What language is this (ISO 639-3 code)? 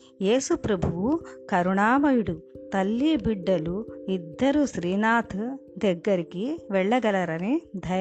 tel